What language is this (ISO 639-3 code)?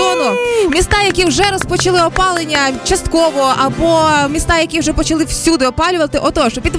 ukr